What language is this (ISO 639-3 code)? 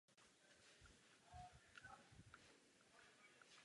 ces